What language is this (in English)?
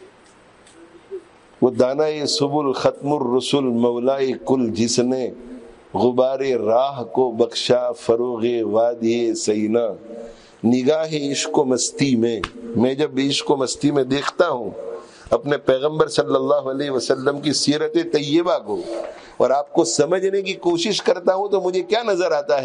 Arabic